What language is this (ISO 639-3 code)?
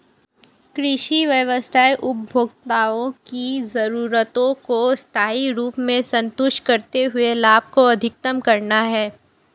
hin